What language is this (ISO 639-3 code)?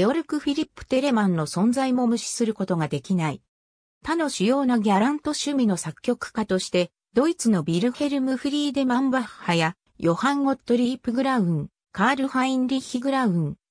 jpn